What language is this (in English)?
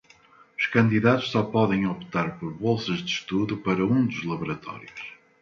Portuguese